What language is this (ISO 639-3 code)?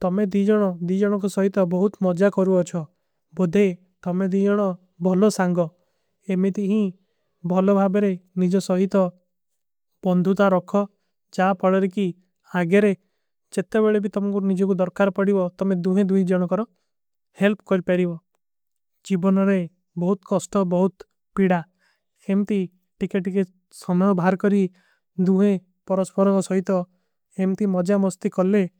uki